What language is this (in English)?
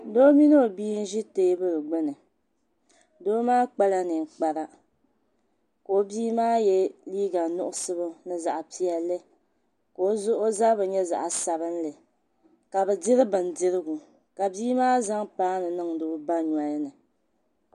Dagbani